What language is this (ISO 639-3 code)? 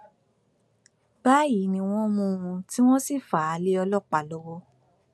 yor